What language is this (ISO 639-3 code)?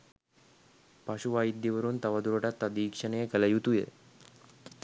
sin